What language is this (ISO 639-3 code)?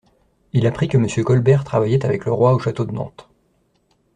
fra